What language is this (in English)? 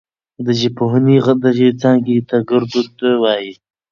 Pashto